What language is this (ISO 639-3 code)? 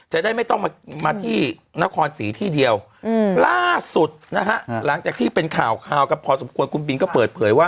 tha